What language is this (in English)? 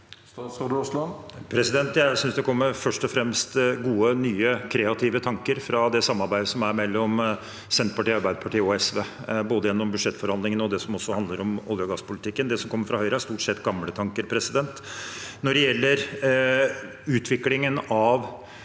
Norwegian